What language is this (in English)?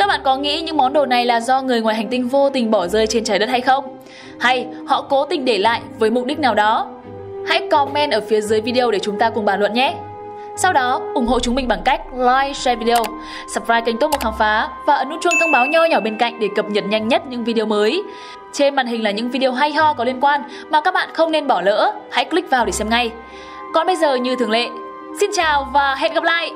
Vietnamese